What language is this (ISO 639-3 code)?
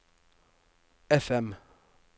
nor